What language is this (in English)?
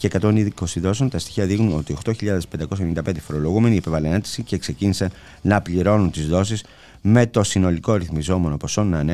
Greek